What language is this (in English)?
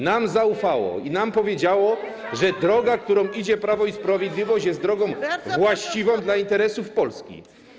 Polish